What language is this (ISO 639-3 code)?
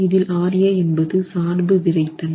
tam